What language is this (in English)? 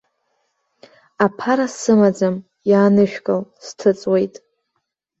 Abkhazian